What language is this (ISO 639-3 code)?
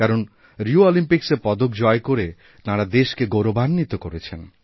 ben